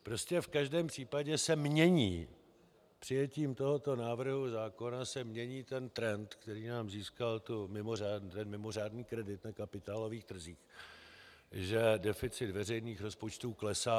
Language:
Czech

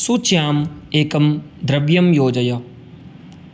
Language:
Sanskrit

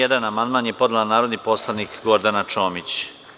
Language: Serbian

